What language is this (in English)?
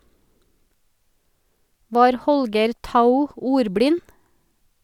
Norwegian